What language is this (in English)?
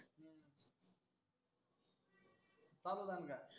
Marathi